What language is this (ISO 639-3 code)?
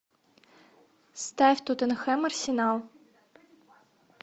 rus